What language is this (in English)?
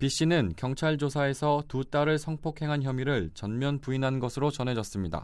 Korean